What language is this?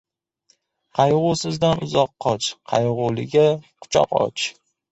Uzbek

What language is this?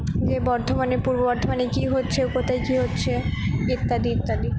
Bangla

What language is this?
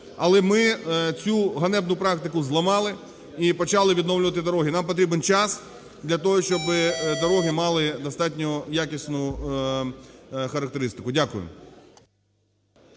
Ukrainian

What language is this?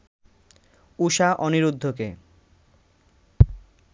Bangla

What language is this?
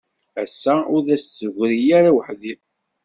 Kabyle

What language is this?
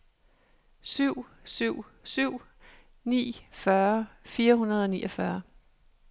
Danish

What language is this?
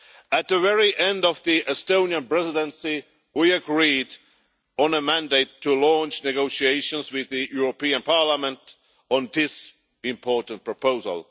English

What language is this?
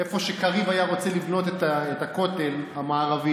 Hebrew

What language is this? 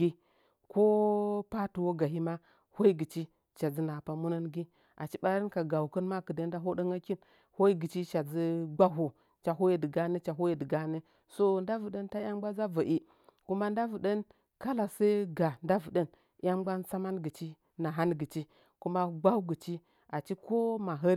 Nzanyi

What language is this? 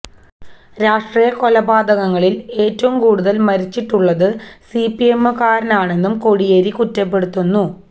Malayalam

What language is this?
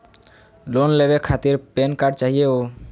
Magahi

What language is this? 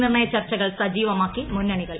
Malayalam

